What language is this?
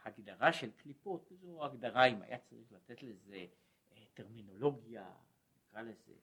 Hebrew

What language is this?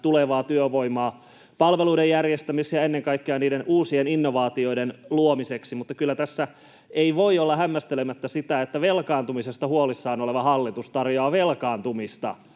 Finnish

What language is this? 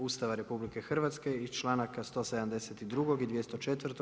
Croatian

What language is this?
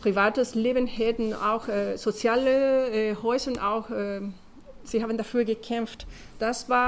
German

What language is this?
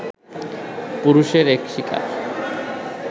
Bangla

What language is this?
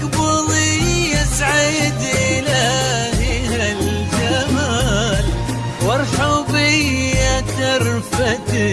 Arabic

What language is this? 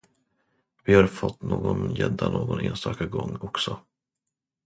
Swedish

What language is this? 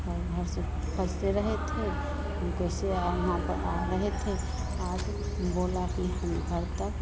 Hindi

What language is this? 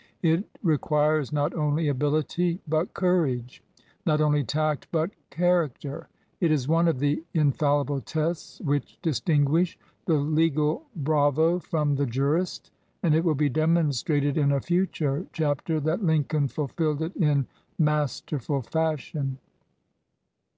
English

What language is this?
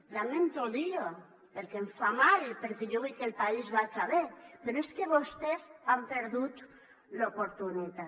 Catalan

